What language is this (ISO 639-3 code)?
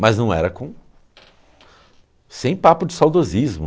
por